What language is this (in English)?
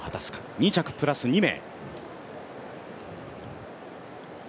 Japanese